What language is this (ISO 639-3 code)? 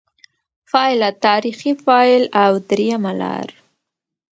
pus